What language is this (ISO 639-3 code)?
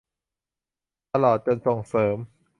tha